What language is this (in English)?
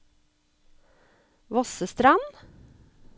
Norwegian